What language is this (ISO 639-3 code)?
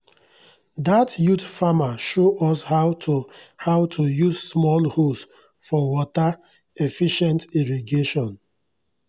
pcm